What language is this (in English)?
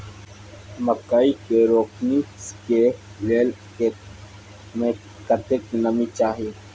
Maithili